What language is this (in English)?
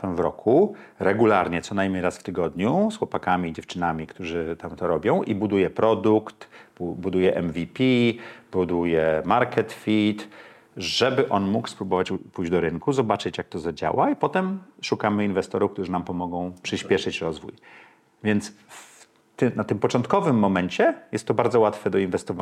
Polish